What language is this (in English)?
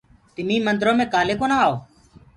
Gurgula